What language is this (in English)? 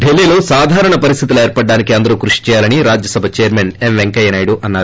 Telugu